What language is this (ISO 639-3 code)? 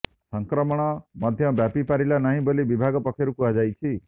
ori